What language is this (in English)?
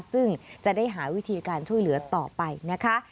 Thai